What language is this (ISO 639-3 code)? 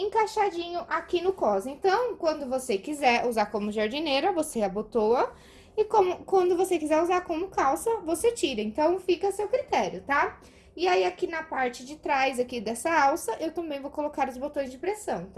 por